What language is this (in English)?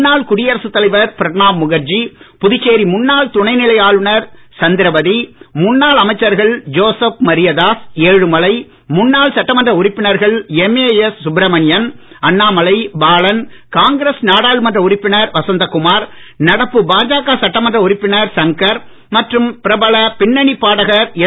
Tamil